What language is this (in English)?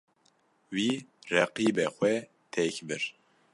Kurdish